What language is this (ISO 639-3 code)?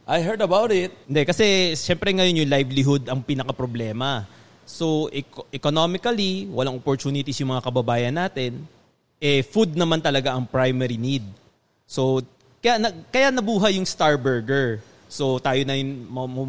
fil